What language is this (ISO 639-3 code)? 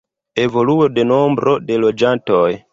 epo